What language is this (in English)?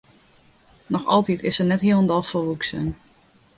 Western Frisian